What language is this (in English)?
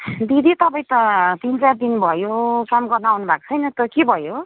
Nepali